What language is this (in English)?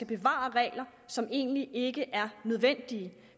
Danish